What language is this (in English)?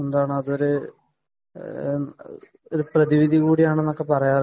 Malayalam